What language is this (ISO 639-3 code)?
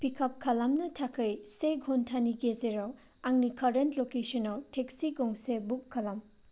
brx